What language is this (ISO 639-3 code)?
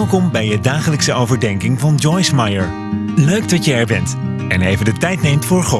nld